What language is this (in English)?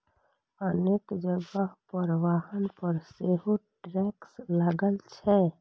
Maithili